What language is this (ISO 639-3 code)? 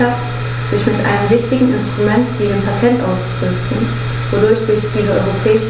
deu